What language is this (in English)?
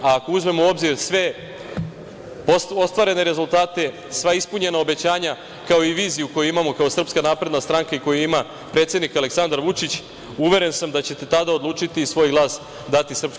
Serbian